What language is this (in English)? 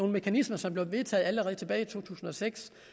Danish